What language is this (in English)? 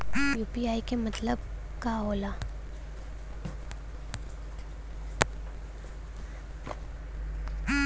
Bhojpuri